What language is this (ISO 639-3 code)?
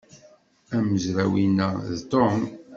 kab